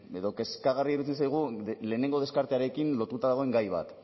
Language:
Basque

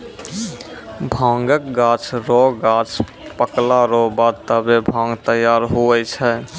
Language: Maithili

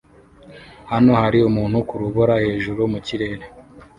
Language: Kinyarwanda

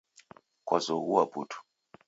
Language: Taita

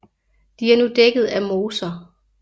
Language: Danish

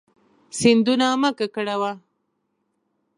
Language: Pashto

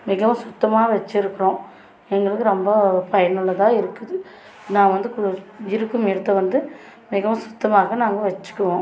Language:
Tamil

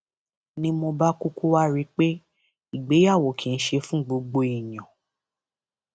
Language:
Yoruba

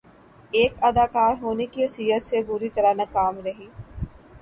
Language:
Urdu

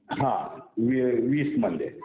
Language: Marathi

